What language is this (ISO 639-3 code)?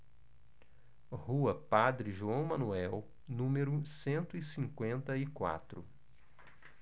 por